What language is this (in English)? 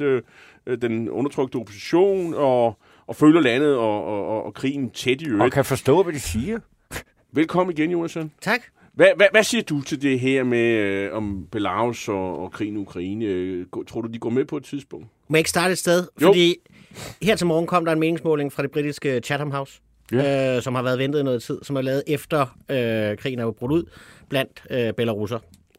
Danish